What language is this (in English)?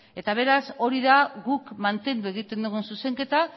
Basque